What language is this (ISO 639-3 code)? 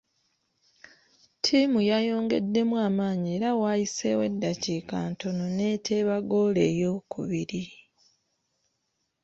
lug